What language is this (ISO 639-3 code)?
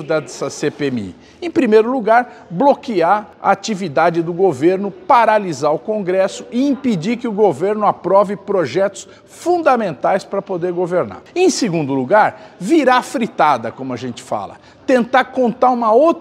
por